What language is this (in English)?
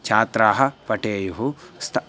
Sanskrit